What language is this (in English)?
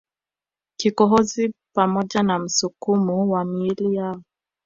Swahili